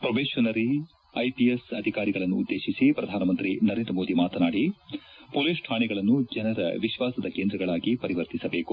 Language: Kannada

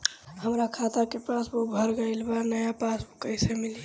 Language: Bhojpuri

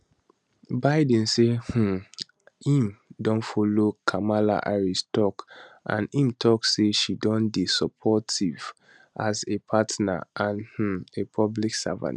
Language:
Nigerian Pidgin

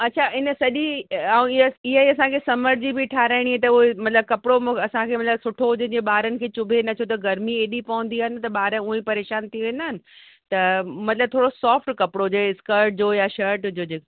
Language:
Sindhi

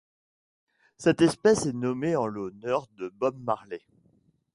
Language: French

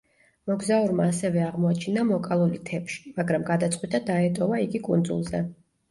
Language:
Georgian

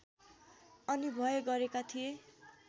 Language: Nepali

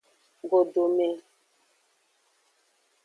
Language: Aja (Benin)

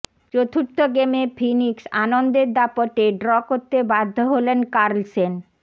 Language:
Bangla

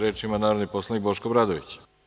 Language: Serbian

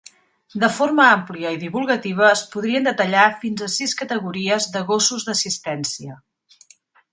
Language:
Catalan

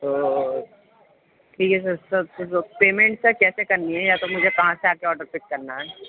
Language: Urdu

